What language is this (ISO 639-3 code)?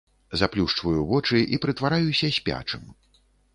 bel